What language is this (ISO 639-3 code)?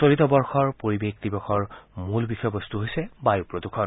asm